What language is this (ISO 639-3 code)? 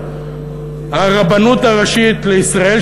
heb